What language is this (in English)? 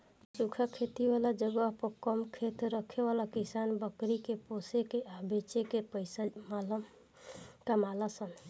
Bhojpuri